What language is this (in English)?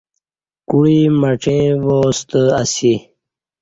Kati